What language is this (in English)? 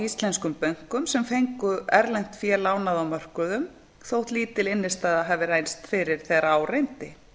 Icelandic